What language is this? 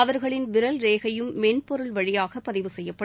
Tamil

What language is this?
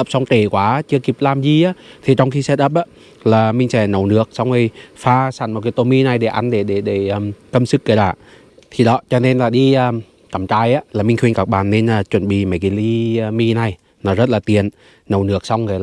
Vietnamese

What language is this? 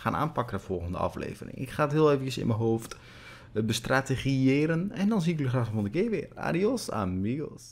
Dutch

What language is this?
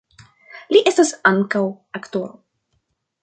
Esperanto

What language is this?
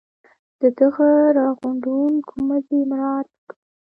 Pashto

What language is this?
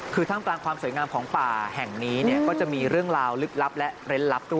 Thai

